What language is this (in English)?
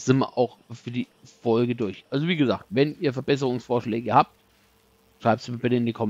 German